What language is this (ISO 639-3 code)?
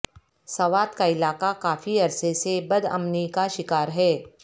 urd